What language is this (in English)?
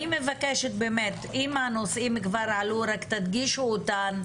Hebrew